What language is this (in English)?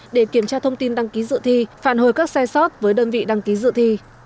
Vietnamese